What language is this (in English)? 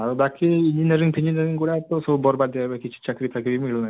Odia